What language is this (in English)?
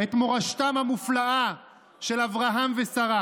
Hebrew